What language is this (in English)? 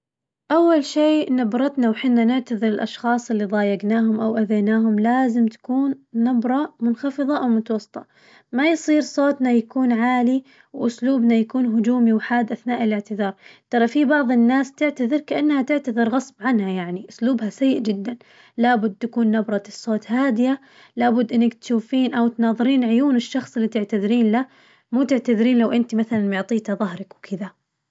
Najdi Arabic